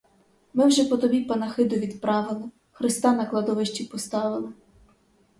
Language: Ukrainian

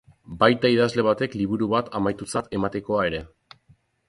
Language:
Basque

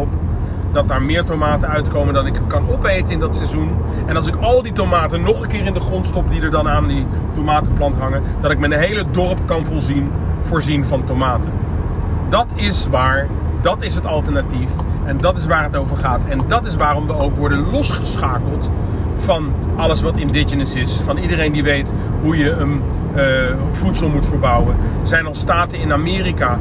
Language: Dutch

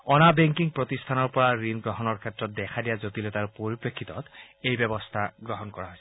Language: Assamese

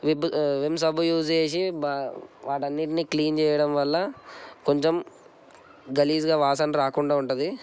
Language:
Telugu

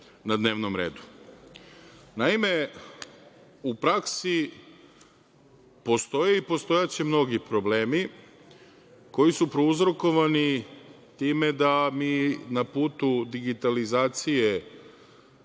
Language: Serbian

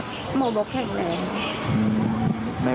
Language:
Thai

